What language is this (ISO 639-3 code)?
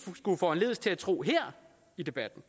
dan